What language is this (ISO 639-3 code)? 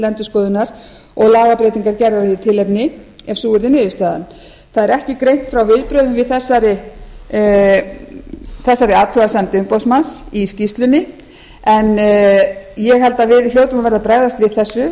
isl